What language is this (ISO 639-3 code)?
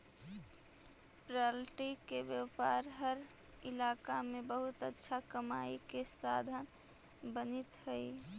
mag